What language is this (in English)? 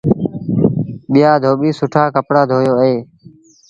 Sindhi Bhil